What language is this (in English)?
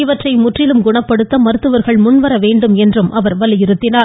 Tamil